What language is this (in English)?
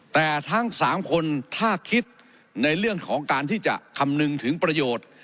Thai